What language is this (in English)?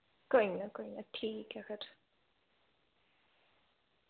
Dogri